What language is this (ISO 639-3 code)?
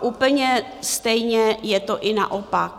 ces